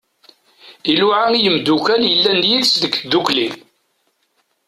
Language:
Kabyle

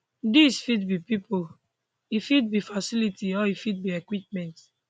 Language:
Nigerian Pidgin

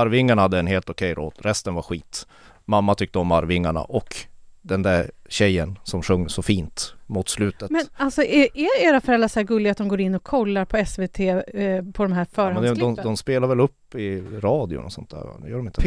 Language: Swedish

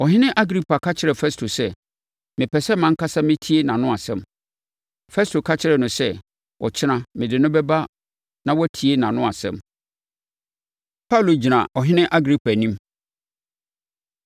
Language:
Akan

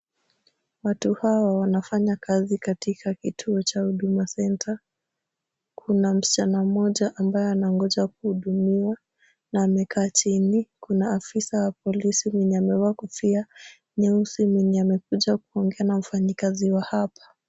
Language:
Swahili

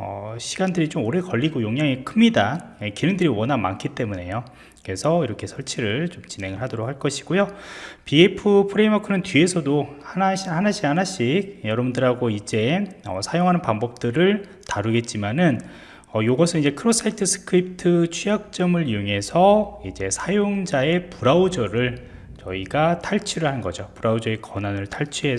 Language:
Korean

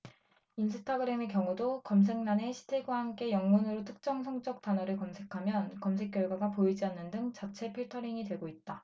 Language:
Korean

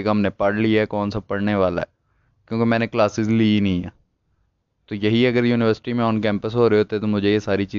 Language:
Urdu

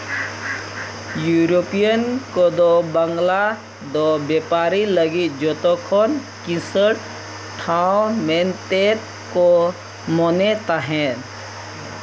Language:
Santali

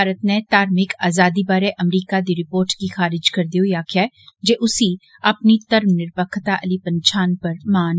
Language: Dogri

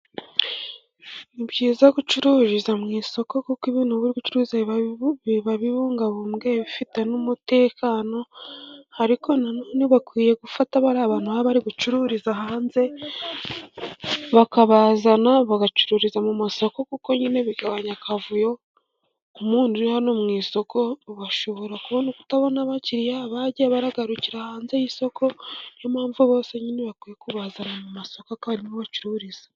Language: Kinyarwanda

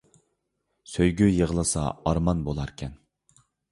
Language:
Uyghur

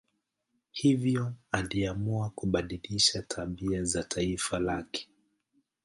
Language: Swahili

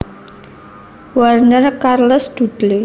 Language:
Javanese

